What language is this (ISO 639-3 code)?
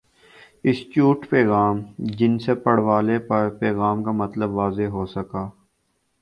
urd